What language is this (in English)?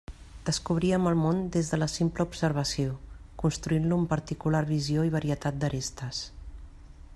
Catalan